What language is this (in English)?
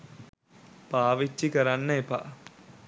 Sinhala